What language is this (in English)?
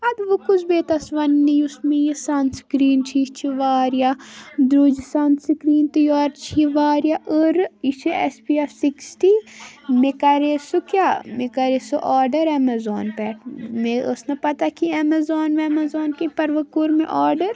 Kashmiri